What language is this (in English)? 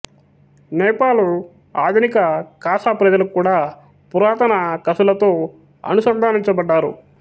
Telugu